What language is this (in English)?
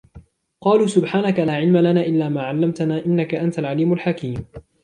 Arabic